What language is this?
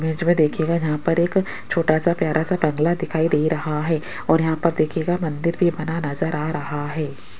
Hindi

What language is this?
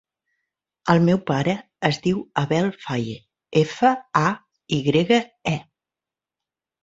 Catalan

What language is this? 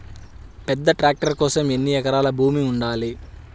Telugu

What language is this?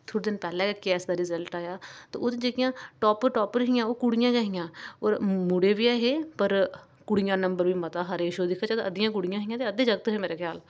Dogri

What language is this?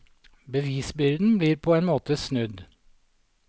Norwegian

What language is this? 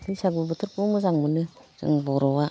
Bodo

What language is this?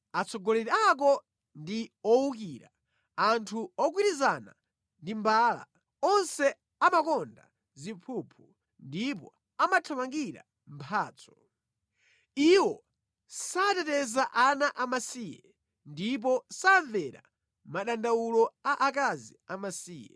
Nyanja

